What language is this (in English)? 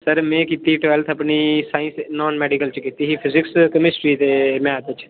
Dogri